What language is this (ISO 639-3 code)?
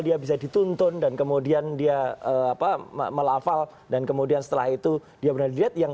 ind